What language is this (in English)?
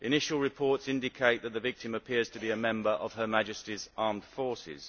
English